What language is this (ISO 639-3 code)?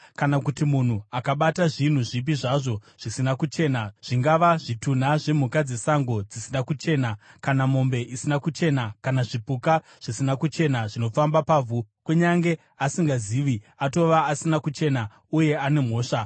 sna